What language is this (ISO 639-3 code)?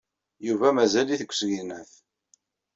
kab